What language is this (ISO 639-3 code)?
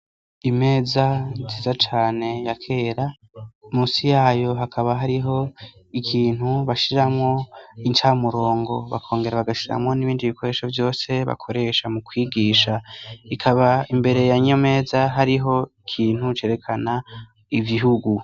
run